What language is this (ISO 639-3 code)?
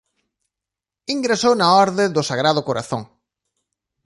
glg